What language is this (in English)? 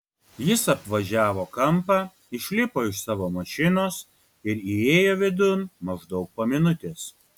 Lithuanian